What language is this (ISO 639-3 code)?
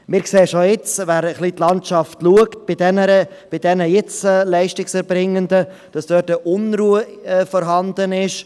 gsw